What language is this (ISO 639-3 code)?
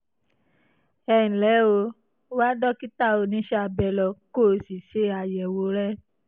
yor